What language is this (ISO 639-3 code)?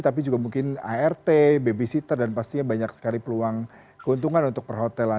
ind